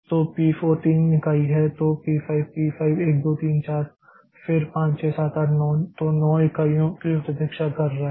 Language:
Hindi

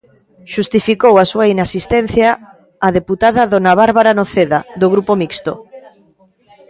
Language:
Galician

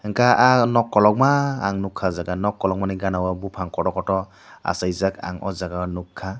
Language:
Kok Borok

